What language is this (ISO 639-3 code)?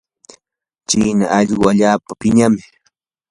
qur